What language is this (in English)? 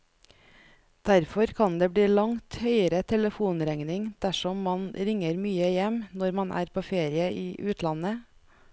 Norwegian